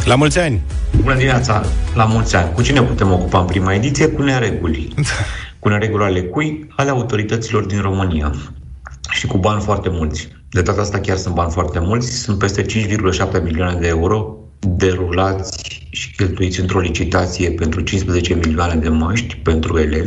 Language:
Romanian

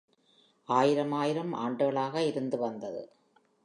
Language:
Tamil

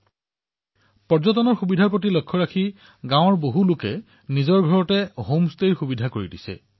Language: Assamese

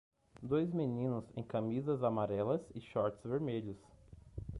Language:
Portuguese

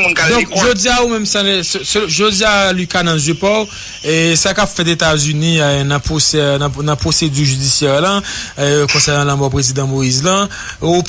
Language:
French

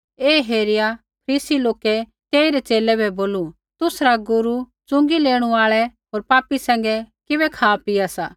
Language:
Kullu Pahari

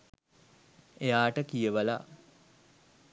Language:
Sinhala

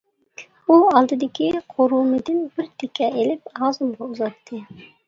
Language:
Uyghur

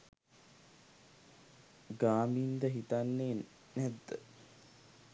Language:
Sinhala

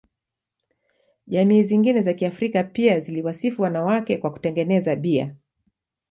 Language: Swahili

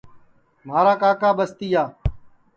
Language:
Sansi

